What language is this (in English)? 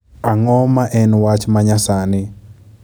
Luo (Kenya and Tanzania)